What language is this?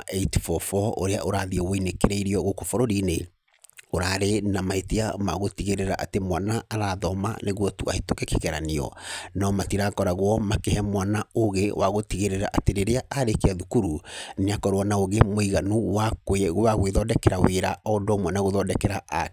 Kikuyu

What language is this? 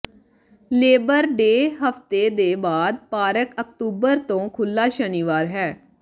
Punjabi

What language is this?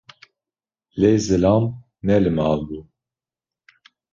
Kurdish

